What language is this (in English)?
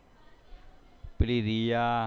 Gujarati